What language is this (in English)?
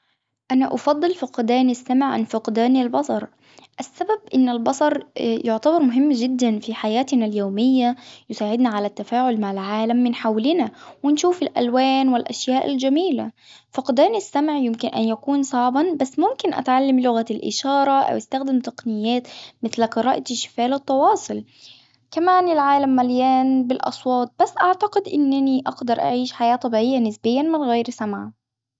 Hijazi Arabic